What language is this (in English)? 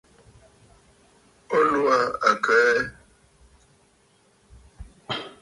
Bafut